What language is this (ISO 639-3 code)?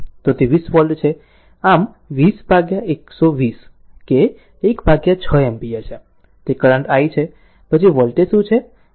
guj